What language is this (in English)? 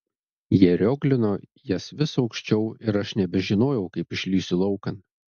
Lithuanian